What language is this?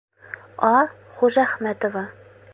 Bashkir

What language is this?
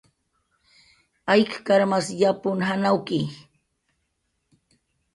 Jaqaru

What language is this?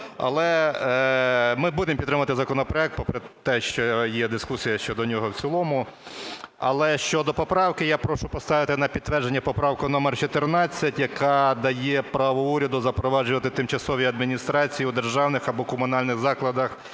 Ukrainian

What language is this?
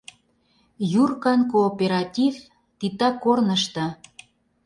Mari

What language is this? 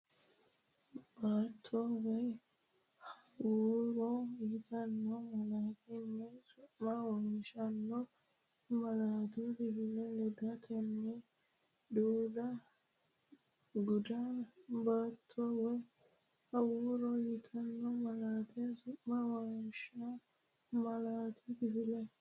Sidamo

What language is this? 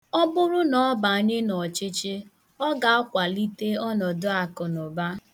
Igbo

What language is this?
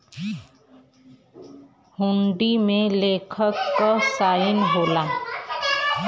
Bhojpuri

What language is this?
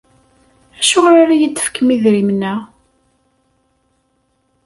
Kabyle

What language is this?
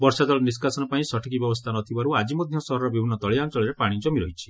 Odia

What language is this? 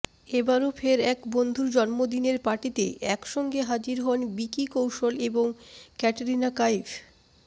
Bangla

